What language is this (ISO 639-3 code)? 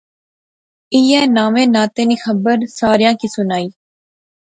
phr